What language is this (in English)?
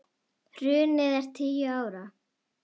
Icelandic